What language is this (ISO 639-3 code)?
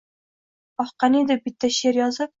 uzb